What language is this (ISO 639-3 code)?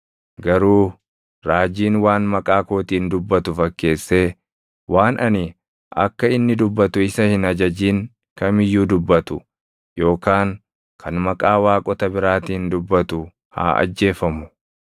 orm